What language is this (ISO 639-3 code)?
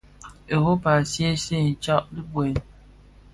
ksf